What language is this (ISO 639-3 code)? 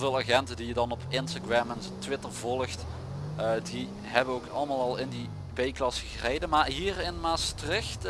nld